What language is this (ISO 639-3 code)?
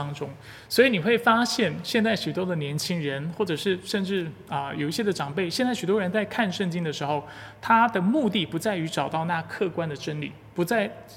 zho